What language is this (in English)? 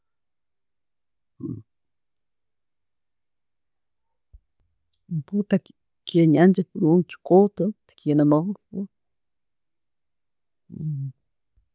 Tooro